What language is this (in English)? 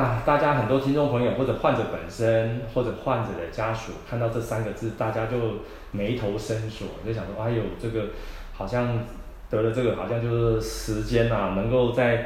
Chinese